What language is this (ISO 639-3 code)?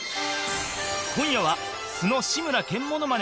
jpn